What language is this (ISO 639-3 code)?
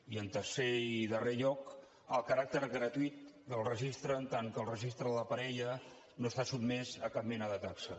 cat